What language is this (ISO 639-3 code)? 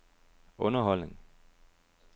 dan